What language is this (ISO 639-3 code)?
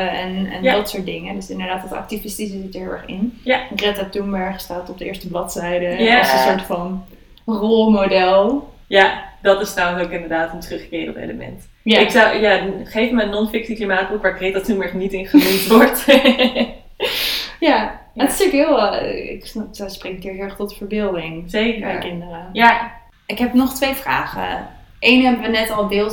nld